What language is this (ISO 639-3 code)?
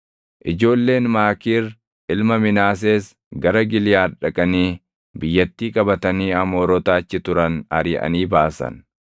orm